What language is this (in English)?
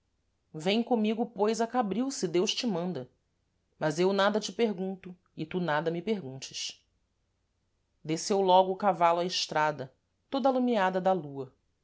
Portuguese